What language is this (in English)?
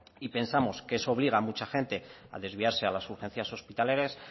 Spanish